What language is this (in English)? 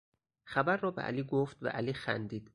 Persian